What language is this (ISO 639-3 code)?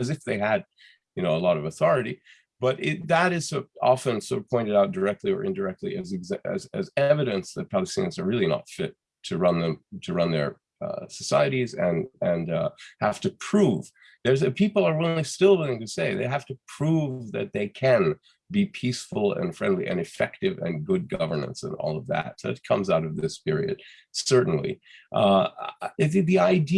eng